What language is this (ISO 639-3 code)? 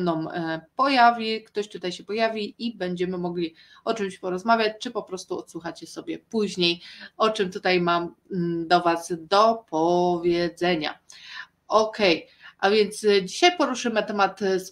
pol